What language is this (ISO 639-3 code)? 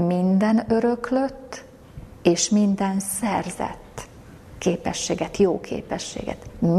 hun